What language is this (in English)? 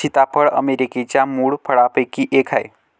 Marathi